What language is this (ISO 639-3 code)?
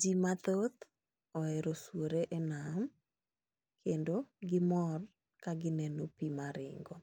luo